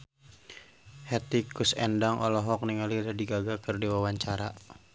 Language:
Sundanese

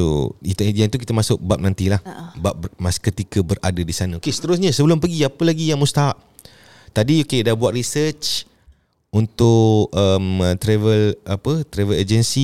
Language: Malay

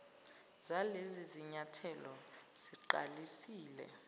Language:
Zulu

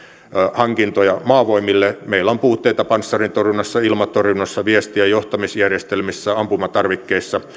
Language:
Finnish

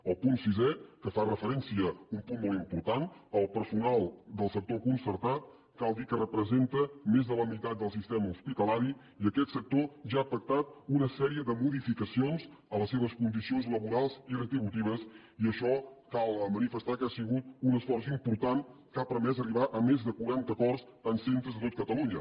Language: Catalan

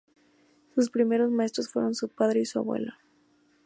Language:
Spanish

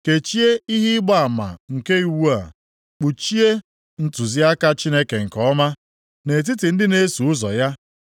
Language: Igbo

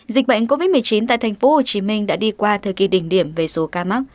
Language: Vietnamese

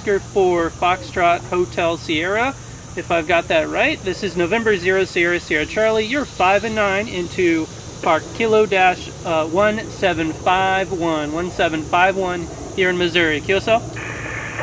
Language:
English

